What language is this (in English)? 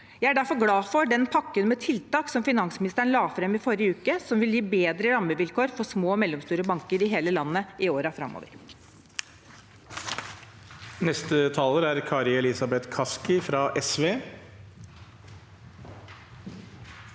Norwegian